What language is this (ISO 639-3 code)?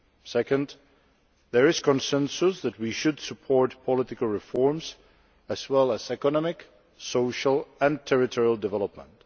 eng